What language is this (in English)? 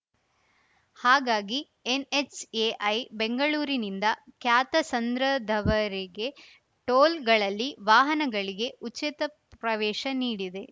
Kannada